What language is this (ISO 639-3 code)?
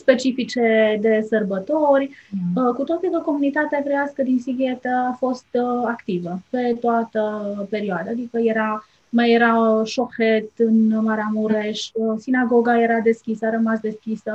ron